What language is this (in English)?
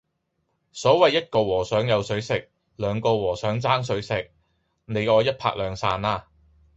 Cantonese